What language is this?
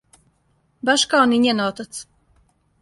Serbian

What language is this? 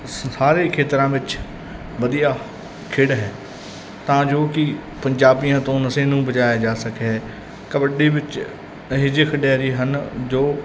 Punjabi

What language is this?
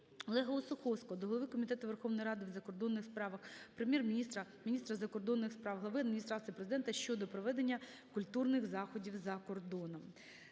Ukrainian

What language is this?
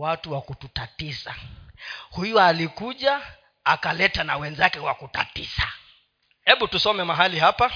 Swahili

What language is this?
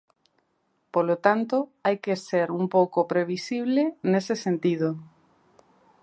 Galician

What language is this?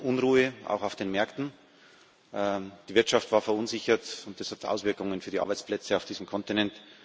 German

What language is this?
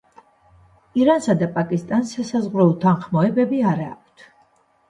Georgian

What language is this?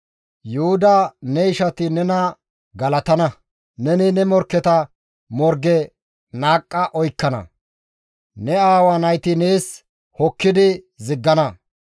Gamo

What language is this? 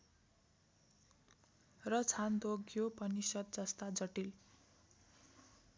Nepali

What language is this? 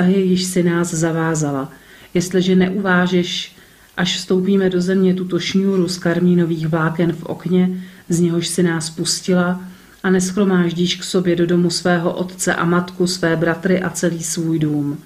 Czech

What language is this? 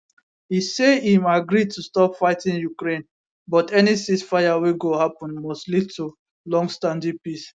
Nigerian Pidgin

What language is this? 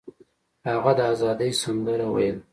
Pashto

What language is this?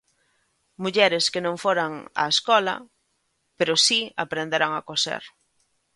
Galician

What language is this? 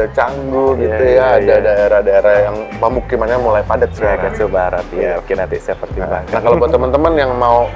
Indonesian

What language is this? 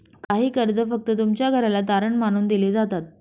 Marathi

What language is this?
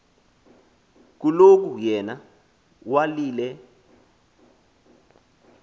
Xhosa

